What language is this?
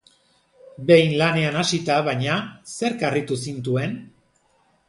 Basque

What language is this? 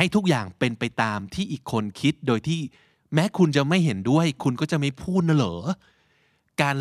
Thai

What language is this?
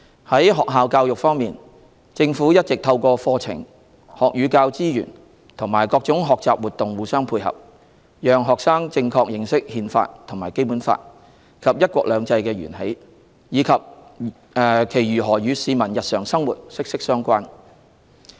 Cantonese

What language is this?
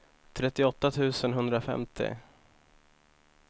Swedish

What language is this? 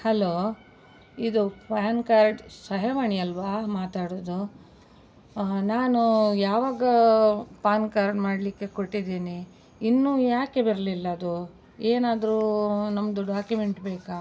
Kannada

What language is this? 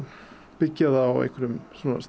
Icelandic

